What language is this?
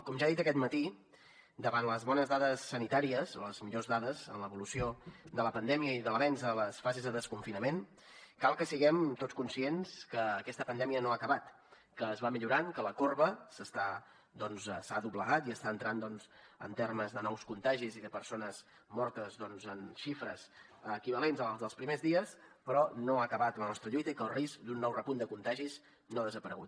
Catalan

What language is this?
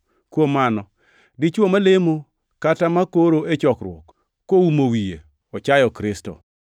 Luo (Kenya and Tanzania)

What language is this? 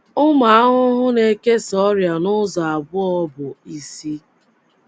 Igbo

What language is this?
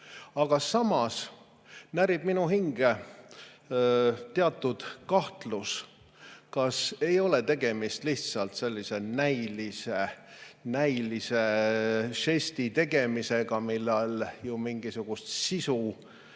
Estonian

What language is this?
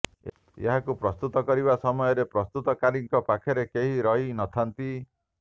Odia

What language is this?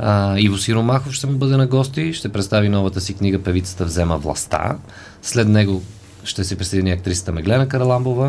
Bulgarian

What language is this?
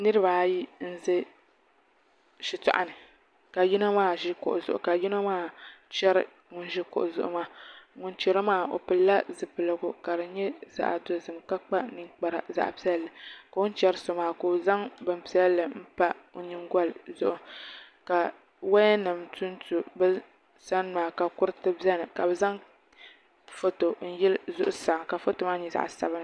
Dagbani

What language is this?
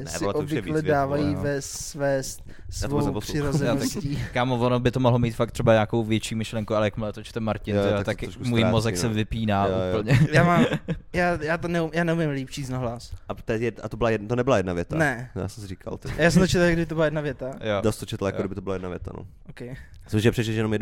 Czech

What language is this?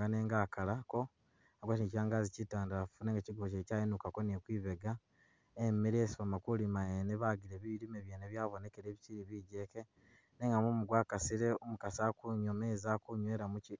Masaaba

